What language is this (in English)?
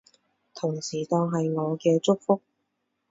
Cantonese